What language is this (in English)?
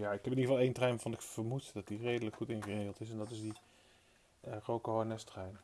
Dutch